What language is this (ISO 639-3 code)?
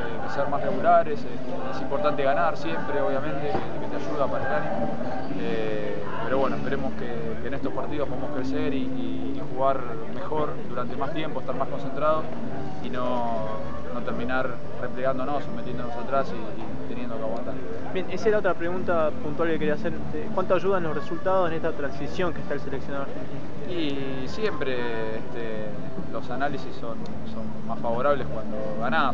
spa